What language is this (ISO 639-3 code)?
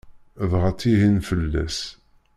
kab